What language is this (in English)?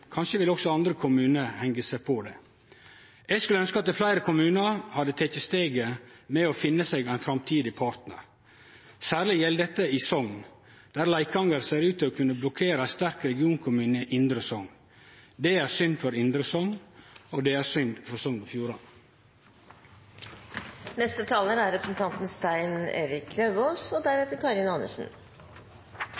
Norwegian